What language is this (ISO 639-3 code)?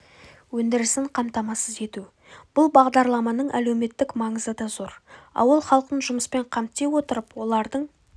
kaz